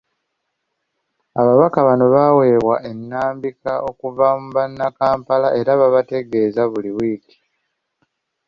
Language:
Ganda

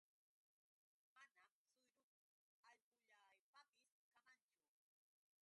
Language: Yauyos Quechua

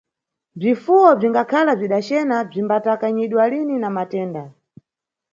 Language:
Nyungwe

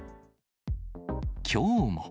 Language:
Japanese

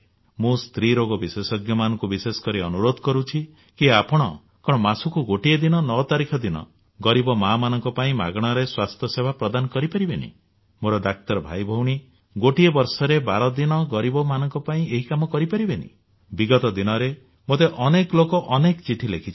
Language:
Odia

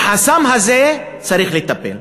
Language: Hebrew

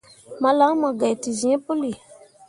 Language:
Mundang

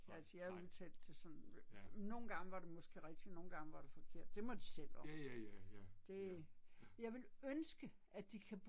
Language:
Danish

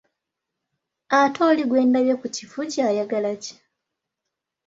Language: Ganda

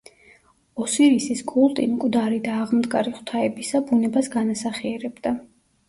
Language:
Georgian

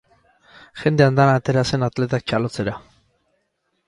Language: Basque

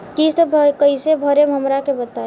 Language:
Bhojpuri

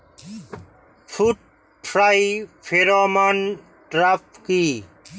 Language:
Bangla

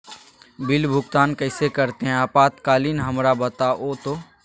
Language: Magahi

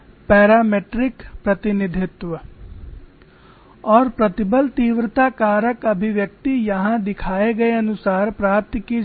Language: Hindi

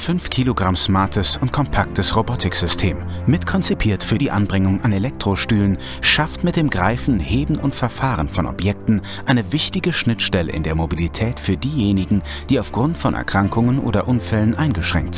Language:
German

